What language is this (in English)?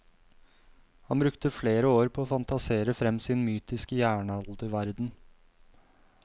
Norwegian